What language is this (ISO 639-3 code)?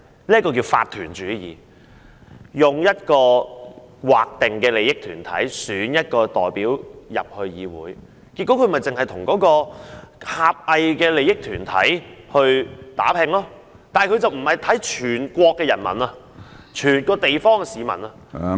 yue